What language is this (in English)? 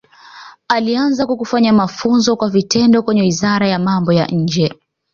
Swahili